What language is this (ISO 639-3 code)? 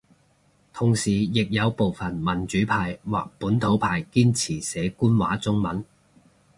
yue